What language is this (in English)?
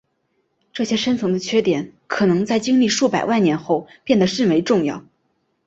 Chinese